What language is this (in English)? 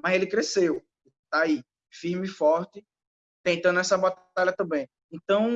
Portuguese